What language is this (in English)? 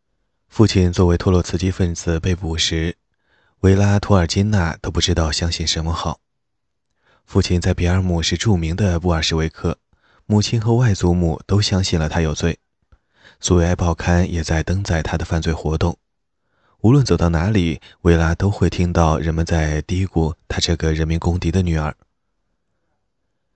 Chinese